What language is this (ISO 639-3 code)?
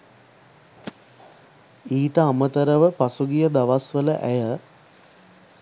sin